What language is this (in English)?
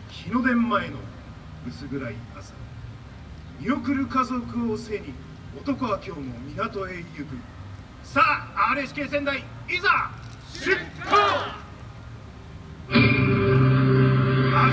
Japanese